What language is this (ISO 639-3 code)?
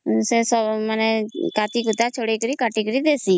ori